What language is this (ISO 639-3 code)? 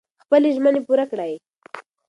pus